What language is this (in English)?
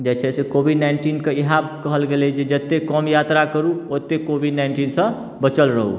Maithili